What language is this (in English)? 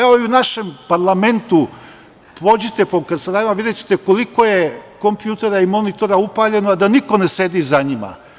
Serbian